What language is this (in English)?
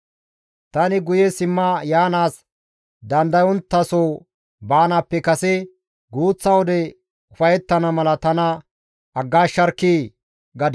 Gamo